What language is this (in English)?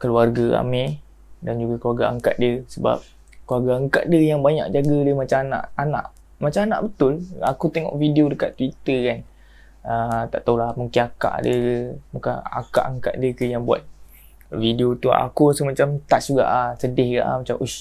Malay